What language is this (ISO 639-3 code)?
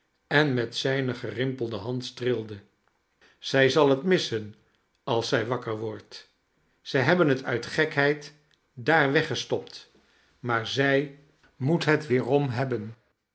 nld